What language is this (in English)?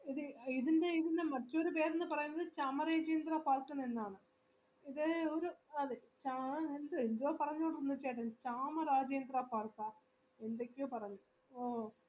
Malayalam